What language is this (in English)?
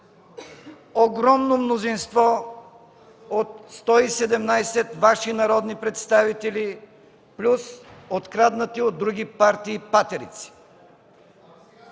Bulgarian